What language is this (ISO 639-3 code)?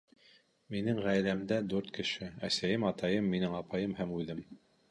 bak